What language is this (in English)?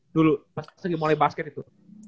Indonesian